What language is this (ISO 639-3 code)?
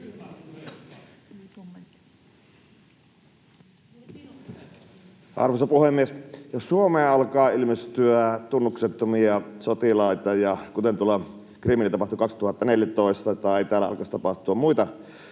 fin